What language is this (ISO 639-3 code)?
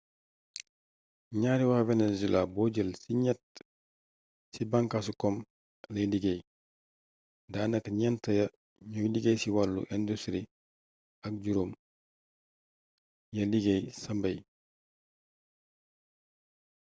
wol